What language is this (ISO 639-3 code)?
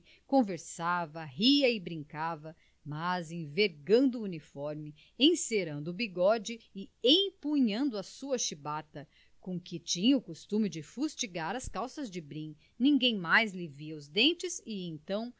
por